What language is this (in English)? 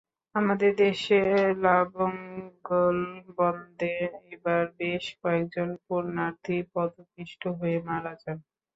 Bangla